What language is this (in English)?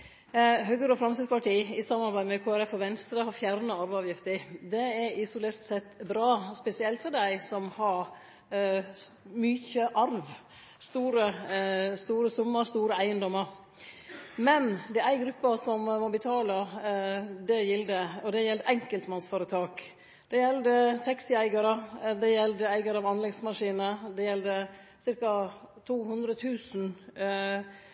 Norwegian Nynorsk